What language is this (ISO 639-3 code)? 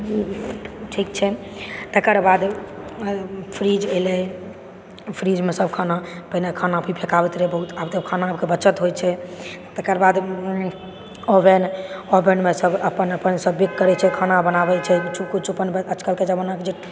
mai